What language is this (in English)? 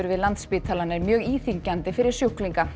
Icelandic